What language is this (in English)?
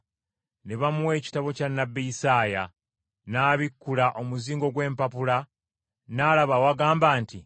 Ganda